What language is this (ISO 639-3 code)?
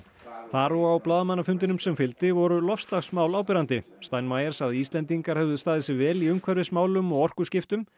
isl